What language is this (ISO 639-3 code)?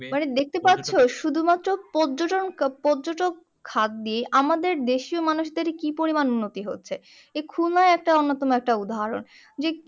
ben